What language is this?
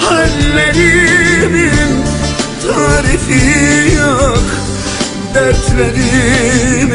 Turkish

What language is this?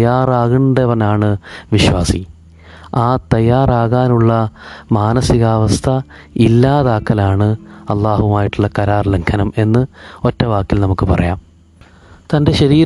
Malayalam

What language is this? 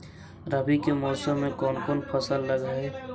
Magahi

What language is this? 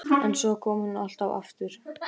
Icelandic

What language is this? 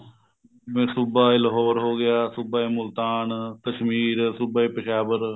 Punjabi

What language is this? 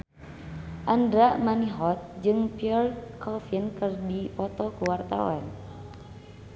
Sundanese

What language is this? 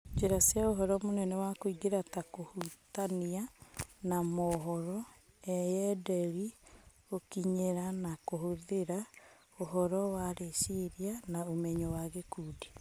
Kikuyu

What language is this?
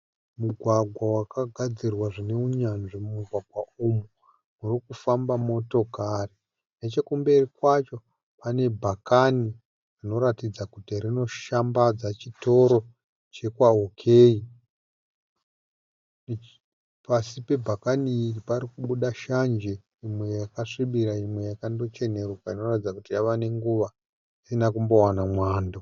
Shona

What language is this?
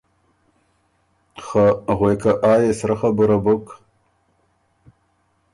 Ormuri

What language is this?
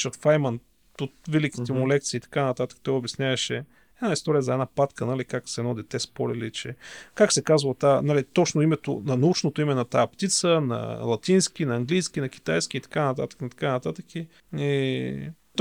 Bulgarian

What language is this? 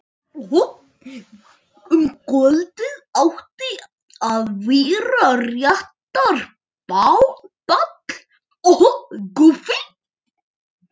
Icelandic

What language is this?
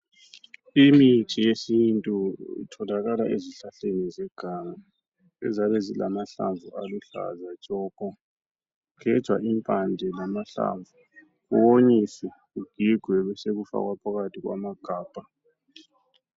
North Ndebele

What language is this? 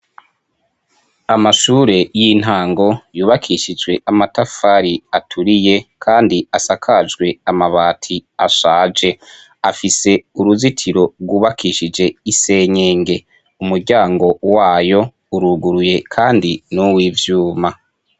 Rundi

